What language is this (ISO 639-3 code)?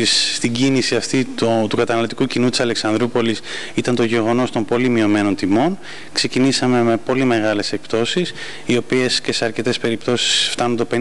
ell